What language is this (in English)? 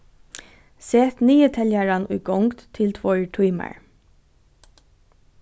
Faroese